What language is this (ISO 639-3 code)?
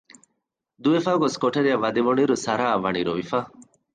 div